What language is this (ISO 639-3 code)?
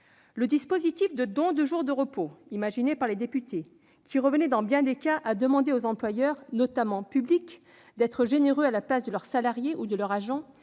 fra